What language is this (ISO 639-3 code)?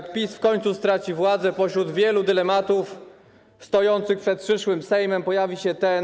pol